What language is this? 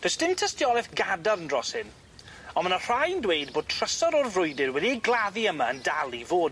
Welsh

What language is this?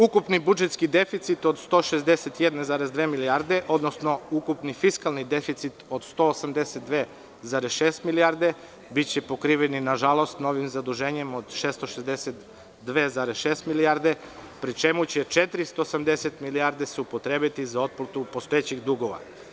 Serbian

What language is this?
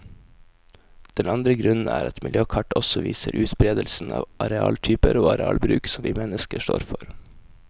Norwegian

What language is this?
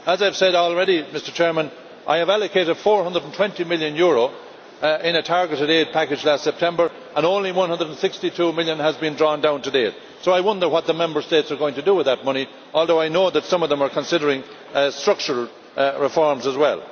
English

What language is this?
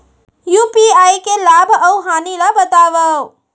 Chhattisgarhi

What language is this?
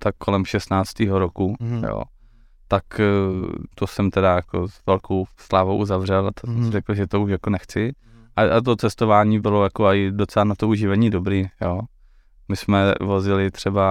Czech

